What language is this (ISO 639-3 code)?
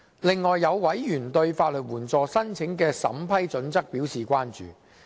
yue